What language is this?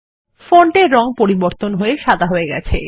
Bangla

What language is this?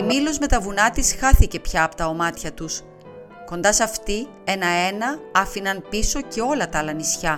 Greek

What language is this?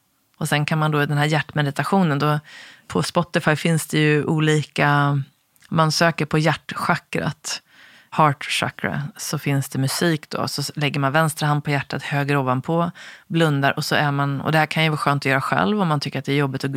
Swedish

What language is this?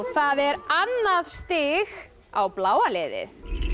Icelandic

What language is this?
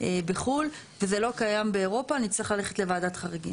Hebrew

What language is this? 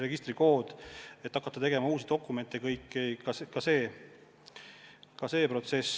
Estonian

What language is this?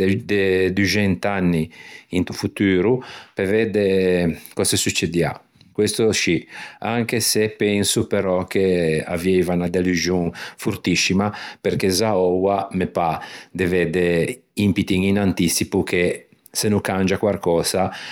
Ligurian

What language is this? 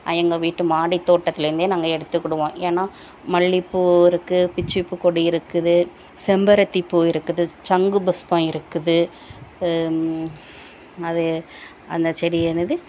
Tamil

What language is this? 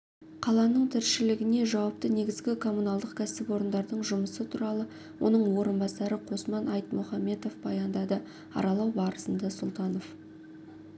Kazakh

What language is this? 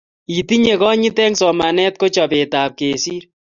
Kalenjin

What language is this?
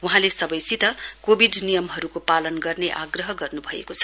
Nepali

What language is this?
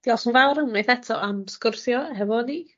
Welsh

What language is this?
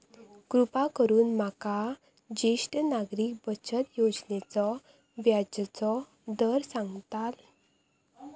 Marathi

